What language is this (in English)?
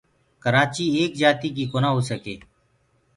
Gurgula